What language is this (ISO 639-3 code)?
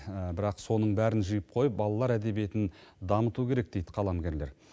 kaz